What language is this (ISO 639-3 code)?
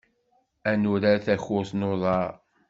kab